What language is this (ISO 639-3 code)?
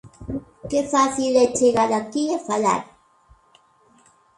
glg